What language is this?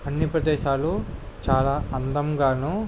Telugu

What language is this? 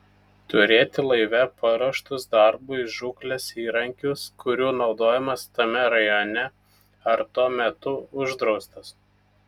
Lithuanian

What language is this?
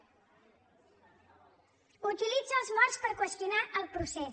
Catalan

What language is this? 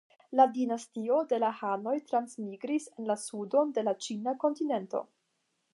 Esperanto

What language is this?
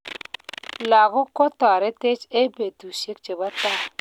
Kalenjin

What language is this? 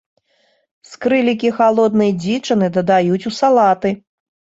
Belarusian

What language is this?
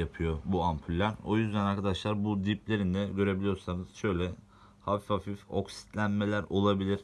Turkish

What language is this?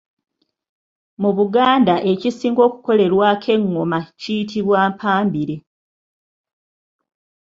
Ganda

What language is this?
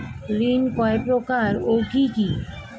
Bangla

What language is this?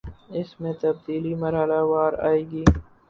Urdu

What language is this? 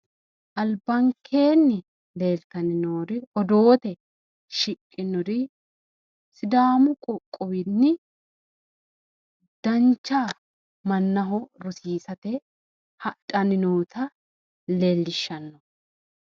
Sidamo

